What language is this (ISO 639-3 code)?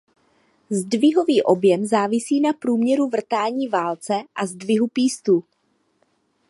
ces